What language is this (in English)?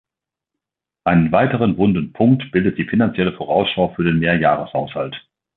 German